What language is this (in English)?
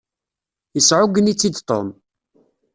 Kabyle